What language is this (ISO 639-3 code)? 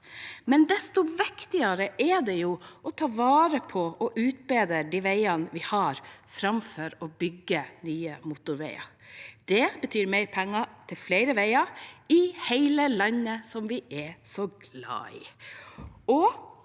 nor